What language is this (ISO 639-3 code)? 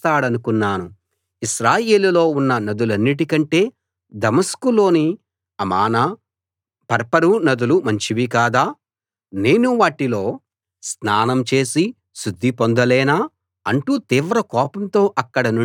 tel